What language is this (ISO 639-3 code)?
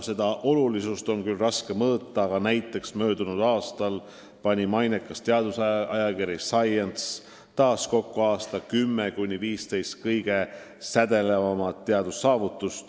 est